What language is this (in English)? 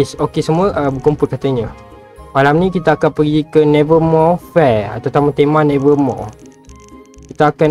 Malay